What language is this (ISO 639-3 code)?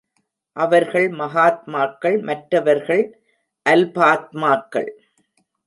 tam